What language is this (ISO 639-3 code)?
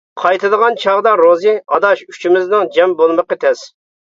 uig